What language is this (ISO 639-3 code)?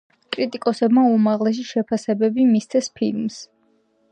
kat